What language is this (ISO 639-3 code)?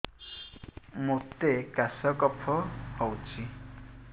ori